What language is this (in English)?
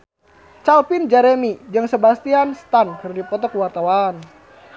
Sundanese